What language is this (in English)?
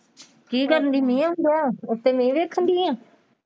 Punjabi